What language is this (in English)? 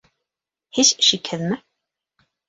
Bashkir